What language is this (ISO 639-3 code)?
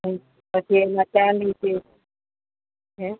guj